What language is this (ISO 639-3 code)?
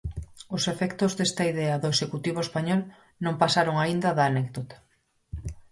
glg